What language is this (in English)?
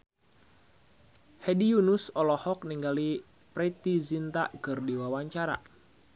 Sundanese